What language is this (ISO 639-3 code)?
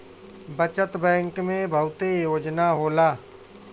bho